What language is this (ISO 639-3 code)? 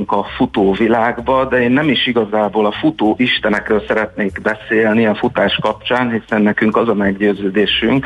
hun